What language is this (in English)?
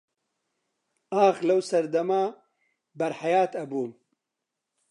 Central Kurdish